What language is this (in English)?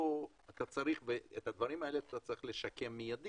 Hebrew